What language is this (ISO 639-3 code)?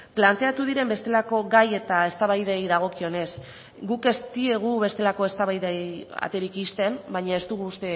eus